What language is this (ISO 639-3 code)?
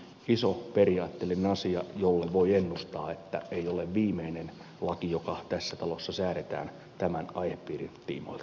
fin